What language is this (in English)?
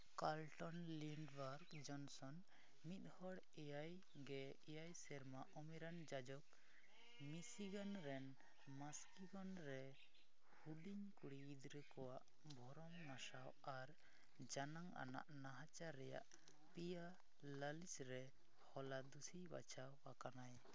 Santali